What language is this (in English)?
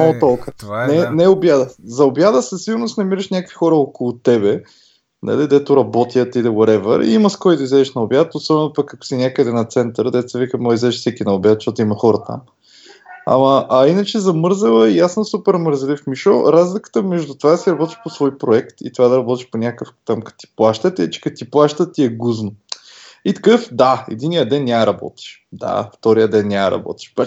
Bulgarian